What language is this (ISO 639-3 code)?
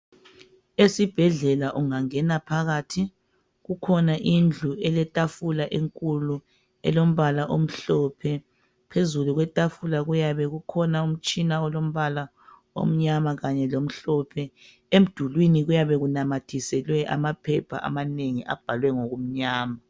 nde